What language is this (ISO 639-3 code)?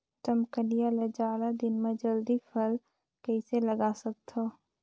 hne